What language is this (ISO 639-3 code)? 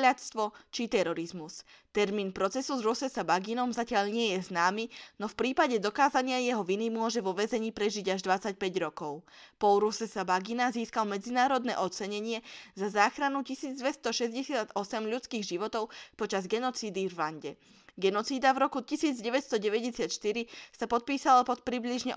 slk